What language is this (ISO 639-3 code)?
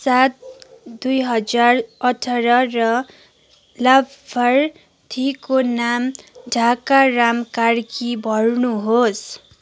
nep